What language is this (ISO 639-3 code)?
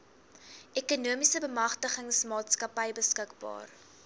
afr